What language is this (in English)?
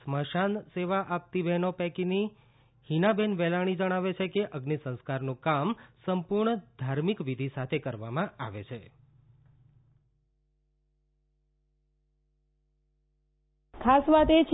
Gujarati